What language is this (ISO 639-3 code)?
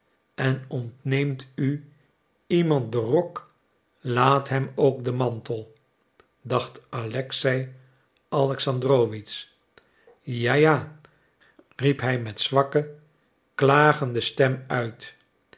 nld